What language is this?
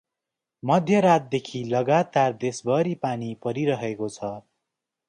Nepali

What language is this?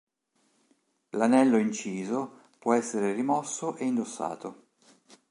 Italian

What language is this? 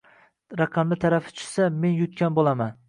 Uzbek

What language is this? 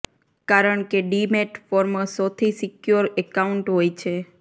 Gujarati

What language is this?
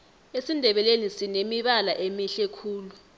South Ndebele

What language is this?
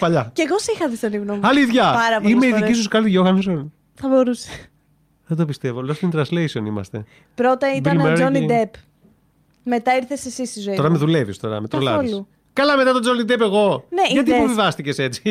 Greek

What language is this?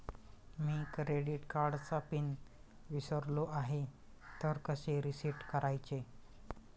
Marathi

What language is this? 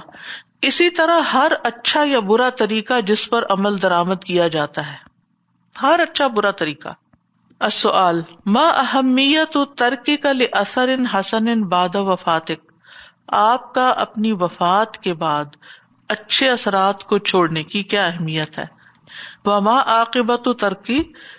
Urdu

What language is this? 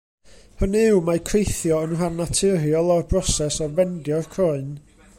Welsh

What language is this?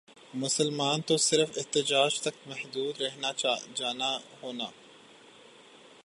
Urdu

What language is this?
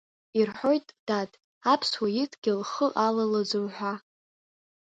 Abkhazian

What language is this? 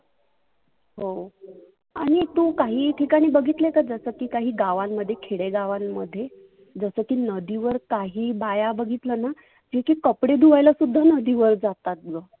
Marathi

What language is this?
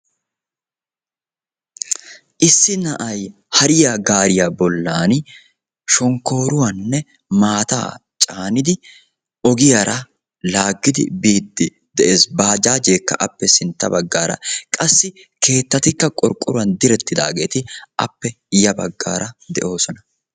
Wolaytta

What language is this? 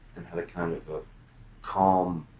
English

